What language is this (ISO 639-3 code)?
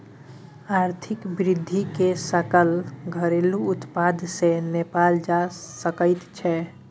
mai